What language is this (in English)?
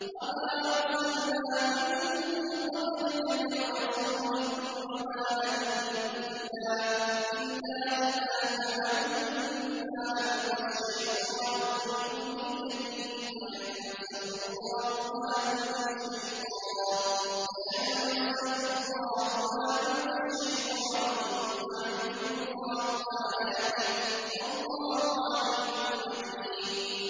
Arabic